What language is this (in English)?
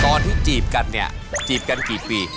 Thai